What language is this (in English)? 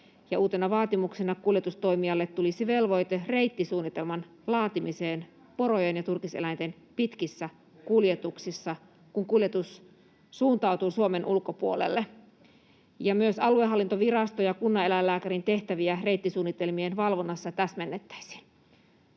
Finnish